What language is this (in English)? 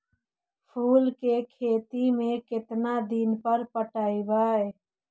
Magahi